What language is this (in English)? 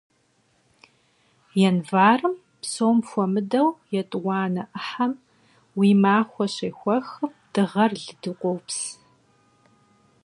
Kabardian